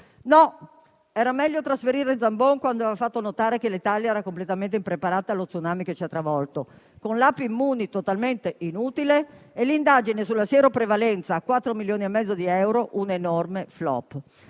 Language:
Italian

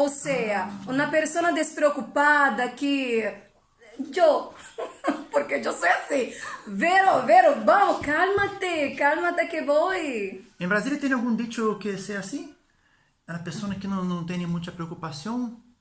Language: Portuguese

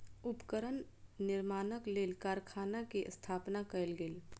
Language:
Maithili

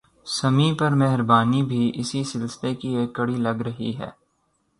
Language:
Urdu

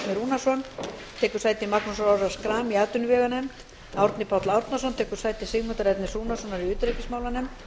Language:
Icelandic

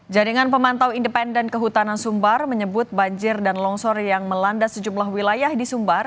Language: Indonesian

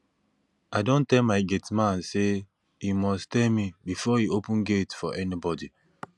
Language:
Nigerian Pidgin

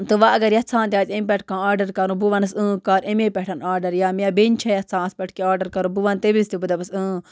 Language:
Kashmiri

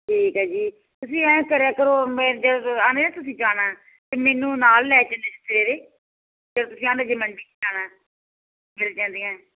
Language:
Punjabi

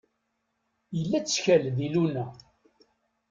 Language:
Kabyle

